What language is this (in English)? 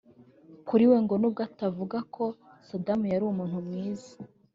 Kinyarwanda